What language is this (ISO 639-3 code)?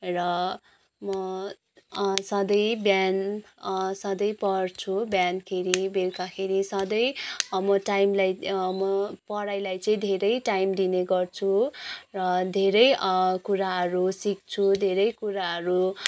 nep